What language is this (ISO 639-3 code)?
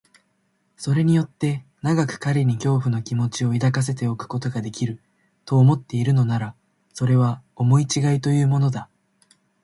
jpn